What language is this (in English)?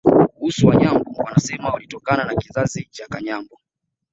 Swahili